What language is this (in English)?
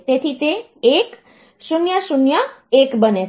Gujarati